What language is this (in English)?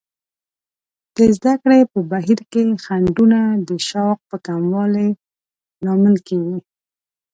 Pashto